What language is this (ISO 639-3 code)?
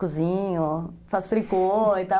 por